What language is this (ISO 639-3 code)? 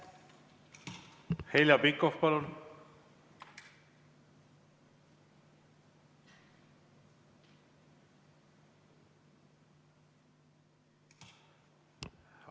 est